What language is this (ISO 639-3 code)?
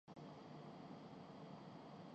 urd